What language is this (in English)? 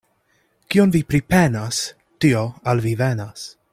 Esperanto